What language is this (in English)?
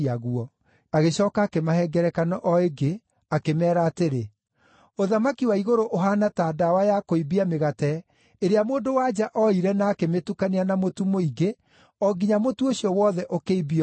Kikuyu